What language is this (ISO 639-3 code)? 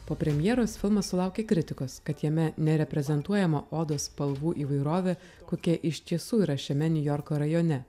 lit